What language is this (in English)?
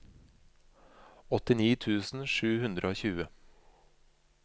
Norwegian